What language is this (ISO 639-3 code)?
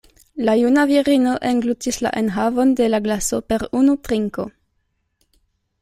epo